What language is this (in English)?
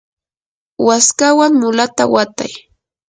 Yanahuanca Pasco Quechua